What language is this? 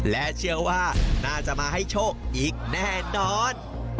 Thai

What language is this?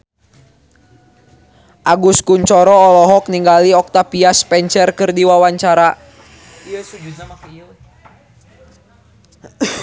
Sundanese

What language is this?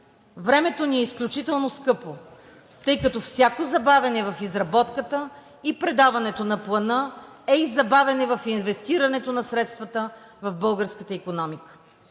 Bulgarian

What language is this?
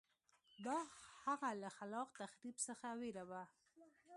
Pashto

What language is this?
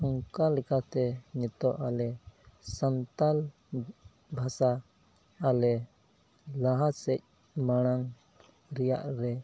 Santali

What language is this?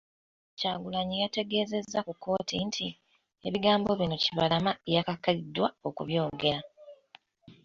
Ganda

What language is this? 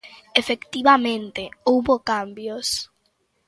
Galician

